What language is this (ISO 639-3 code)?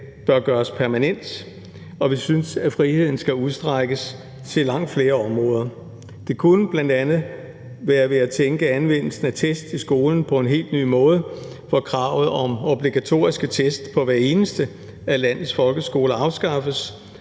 dan